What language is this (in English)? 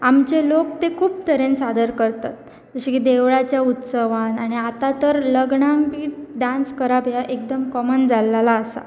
Konkani